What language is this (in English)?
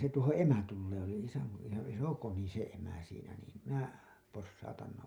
Finnish